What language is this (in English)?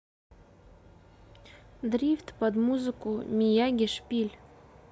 Russian